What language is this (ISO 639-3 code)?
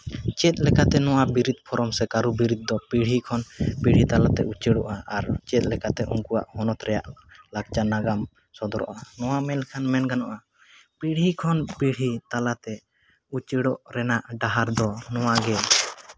sat